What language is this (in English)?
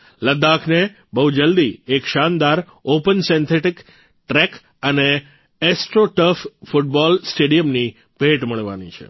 Gujarati